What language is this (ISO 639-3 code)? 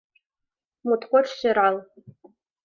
chm